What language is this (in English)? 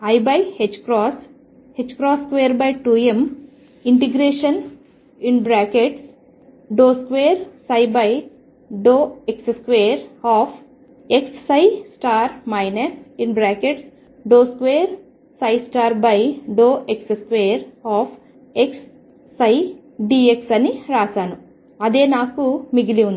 Telugu